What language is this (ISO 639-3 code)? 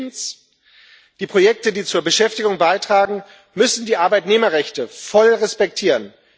deu